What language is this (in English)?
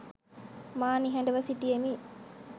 Sinhala